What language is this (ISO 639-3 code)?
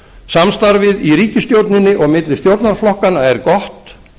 isl